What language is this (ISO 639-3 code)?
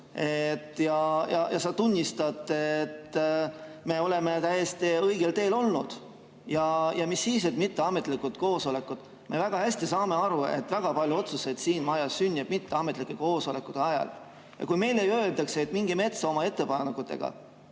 est